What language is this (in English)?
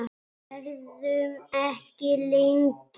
Icelandic